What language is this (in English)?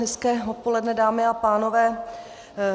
Czech